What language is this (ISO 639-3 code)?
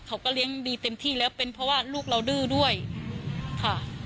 tha